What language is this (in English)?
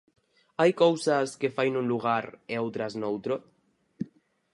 Galician